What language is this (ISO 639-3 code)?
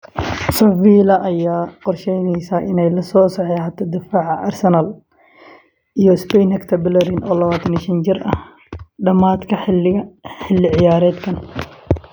som